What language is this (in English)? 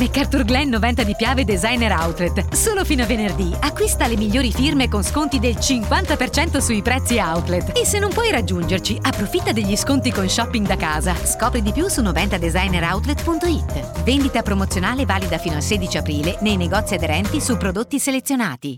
Italian